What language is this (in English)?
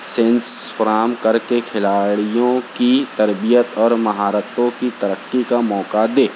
Urdu